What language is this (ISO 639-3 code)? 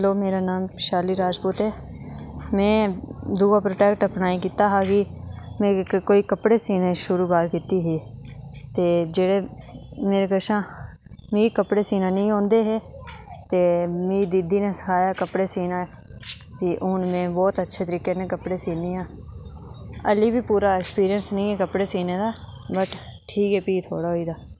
doi